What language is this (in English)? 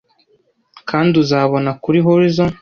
Kinyarwanda